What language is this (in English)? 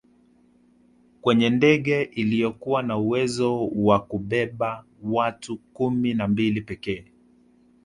Swahili